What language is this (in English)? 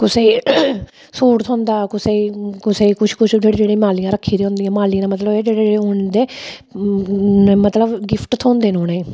Dogri